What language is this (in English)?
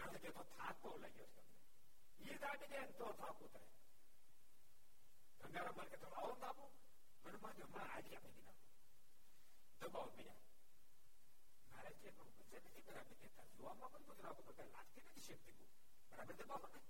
Gujarati